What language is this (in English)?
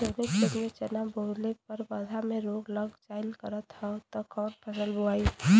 Bhojpuri